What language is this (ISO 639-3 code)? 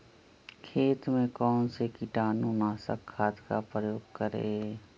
mag